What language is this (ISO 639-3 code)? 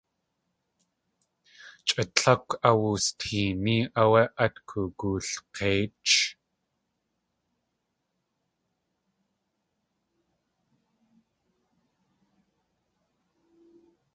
tli